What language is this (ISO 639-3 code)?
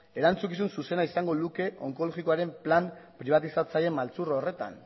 eus